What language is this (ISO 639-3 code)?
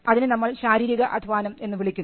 mal